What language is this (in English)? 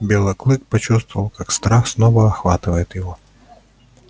Russian